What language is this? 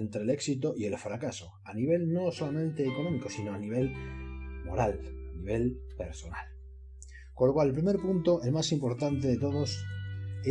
Spanish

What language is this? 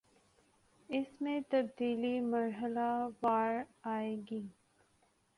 Urdu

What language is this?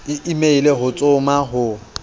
Southern Sotho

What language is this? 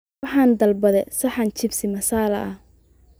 Somali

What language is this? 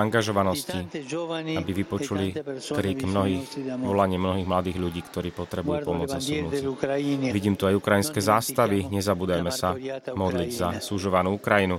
Slovak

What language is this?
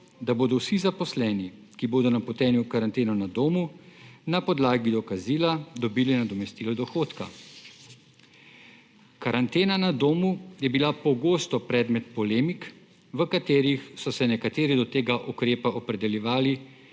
Slovenian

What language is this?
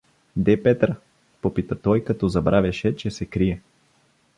Bulgarian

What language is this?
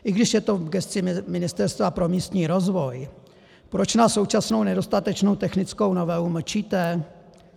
Czech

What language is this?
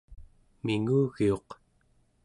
Central Yupik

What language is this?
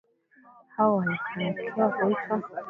Swahili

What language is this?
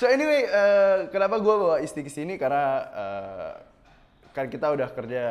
Indonesian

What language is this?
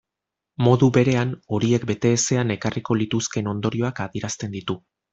Basque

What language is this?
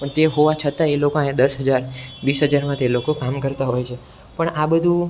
Gujarati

